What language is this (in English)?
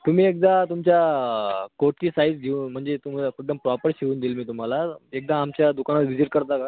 Marathi